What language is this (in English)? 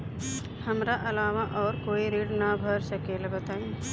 Bhojpuri